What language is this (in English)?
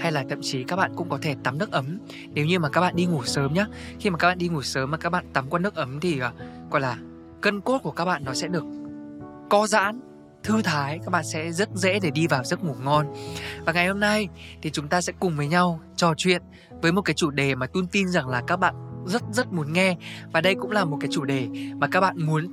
Vietnamese